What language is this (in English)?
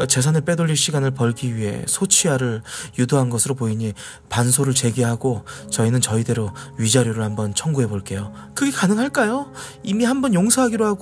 Korean